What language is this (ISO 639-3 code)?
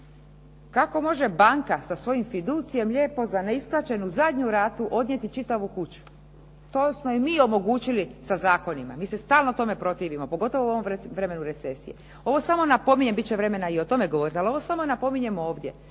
hrv